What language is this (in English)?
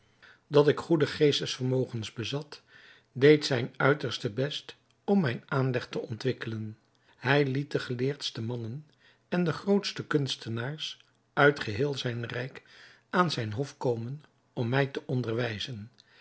Dutch